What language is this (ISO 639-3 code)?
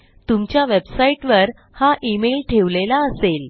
mar